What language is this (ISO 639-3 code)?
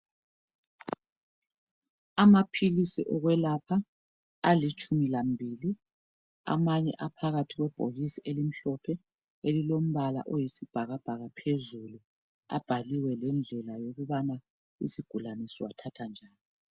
nde